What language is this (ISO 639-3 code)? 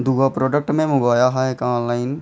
doi